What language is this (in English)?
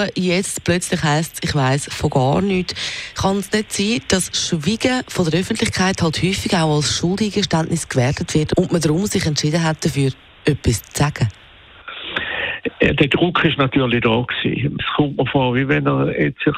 German